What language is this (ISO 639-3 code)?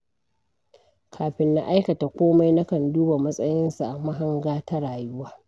hau